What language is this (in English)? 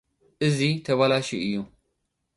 Tigrinya